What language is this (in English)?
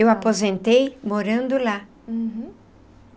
Portuguese